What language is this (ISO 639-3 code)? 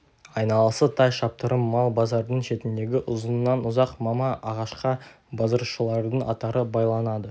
kaz